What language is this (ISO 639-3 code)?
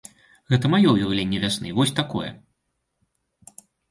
bel